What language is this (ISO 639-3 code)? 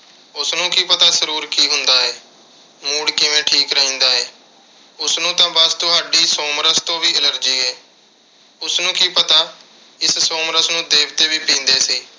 pan